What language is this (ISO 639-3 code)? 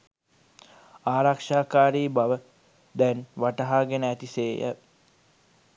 sin